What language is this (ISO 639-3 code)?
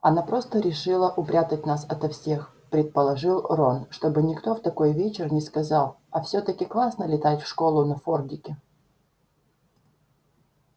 rus